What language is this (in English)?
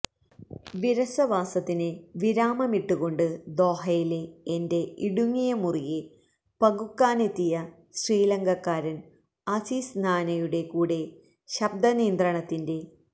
Malayalam